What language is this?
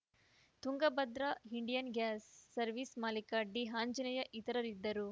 Kannada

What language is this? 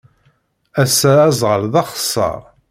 Kabyle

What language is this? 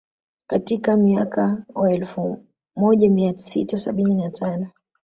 Swahili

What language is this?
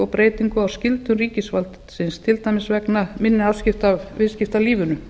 Icelandic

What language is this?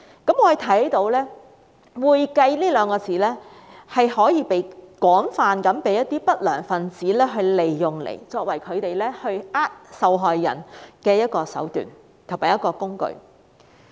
Cantonese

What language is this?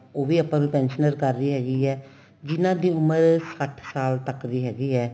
Punjabi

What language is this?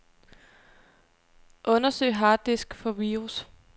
Danish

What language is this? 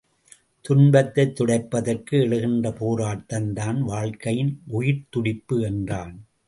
Tamil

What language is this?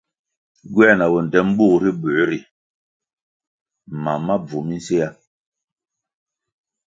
Kwasio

